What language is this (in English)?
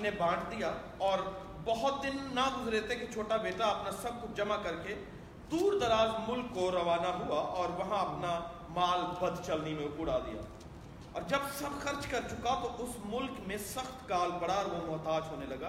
Urdu